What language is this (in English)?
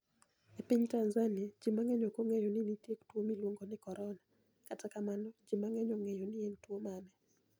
Luo (Kenya and Tanzania)